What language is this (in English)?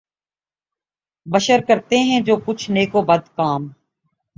Urdu